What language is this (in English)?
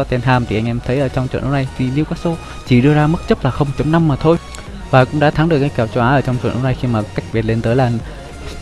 Vietnamese